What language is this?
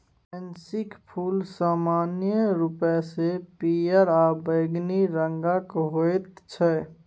Maithili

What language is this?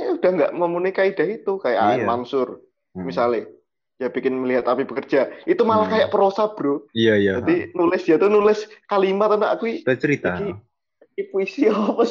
Indonesian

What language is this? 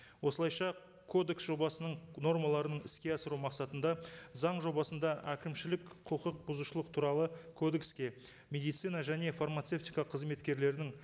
Kazakh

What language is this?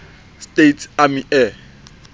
Southern Sotho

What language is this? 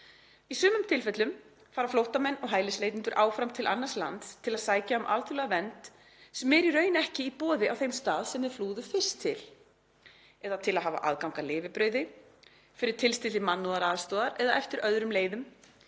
Icelandic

